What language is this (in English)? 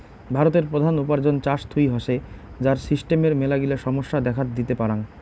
Bangla